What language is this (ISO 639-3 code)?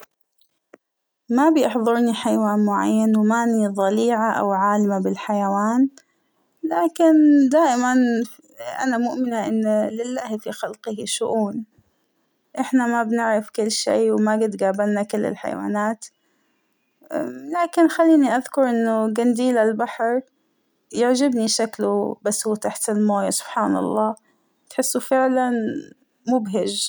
acw